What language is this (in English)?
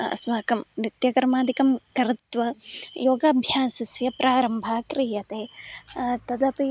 Sanskrit